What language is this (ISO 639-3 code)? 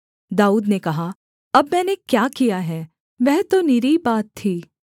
hin